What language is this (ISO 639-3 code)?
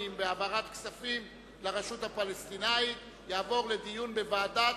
heb